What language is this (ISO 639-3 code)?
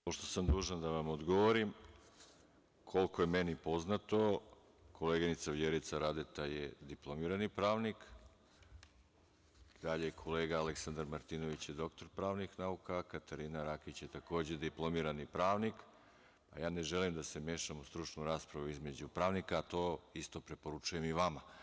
srp